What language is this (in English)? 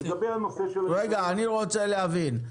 Hebrew